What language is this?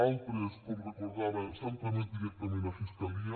Catalan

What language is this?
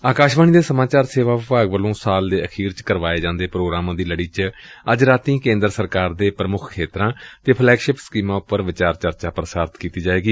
Punjabi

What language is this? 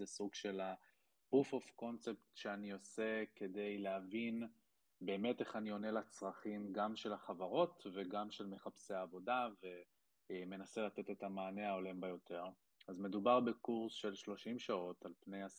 Hebrew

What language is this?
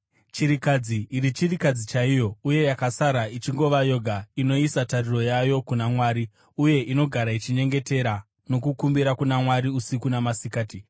Shona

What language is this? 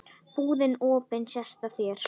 Icelandic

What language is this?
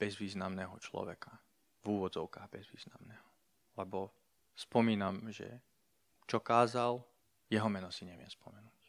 Slovak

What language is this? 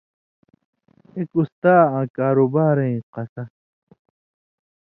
Indus Kohistani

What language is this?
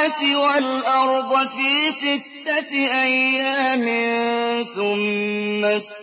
Arabic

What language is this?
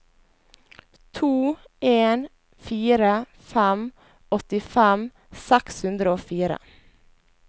Norwegian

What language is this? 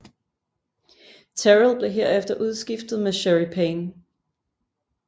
Danish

